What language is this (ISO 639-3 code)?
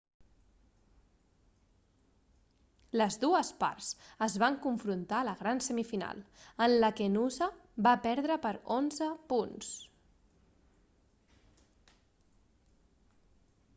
cat